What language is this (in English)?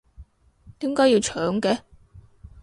Cantonese